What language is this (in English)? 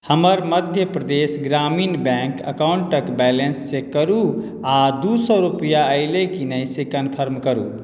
Maithili